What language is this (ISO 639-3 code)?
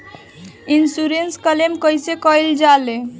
bho